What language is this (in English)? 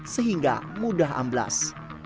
Indonesian